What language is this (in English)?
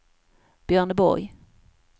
Swedish